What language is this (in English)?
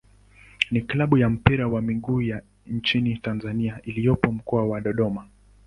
Swahili